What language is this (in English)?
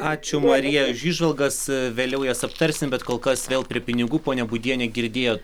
Lithuanian